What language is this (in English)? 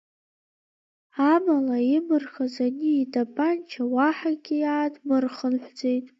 Abkhazian